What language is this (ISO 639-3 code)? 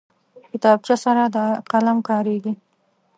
pus